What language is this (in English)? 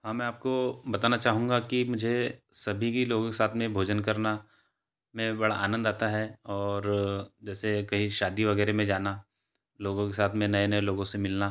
Hindi